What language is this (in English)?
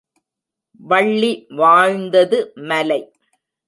Tamil